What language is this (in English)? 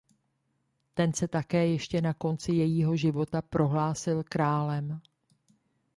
Czech